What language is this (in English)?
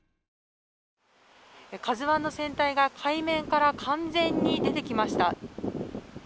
Japanese